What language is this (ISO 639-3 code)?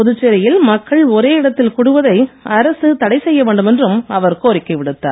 tam